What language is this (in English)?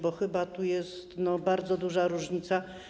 Polish